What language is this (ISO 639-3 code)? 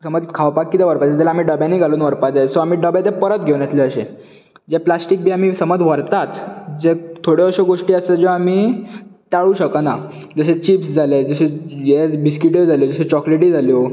kok